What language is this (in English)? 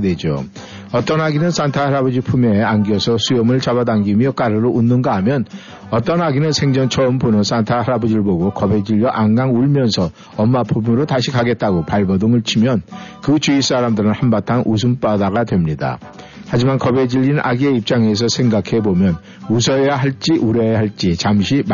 Korean